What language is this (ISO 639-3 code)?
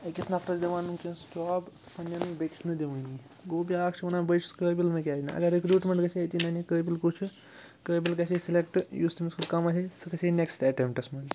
kas